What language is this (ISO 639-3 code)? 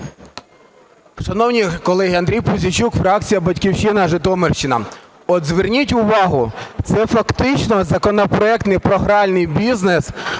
ukr